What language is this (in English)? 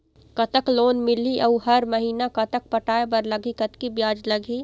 Chhattisgarhi